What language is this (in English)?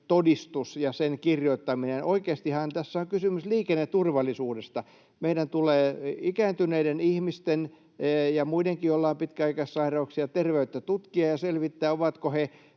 Finnish